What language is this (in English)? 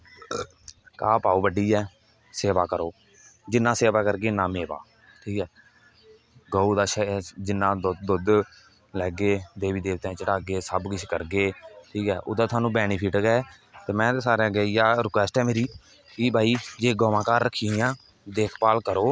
Dogri